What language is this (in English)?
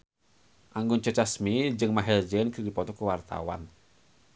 Sundanese